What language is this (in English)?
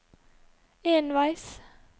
Norwegian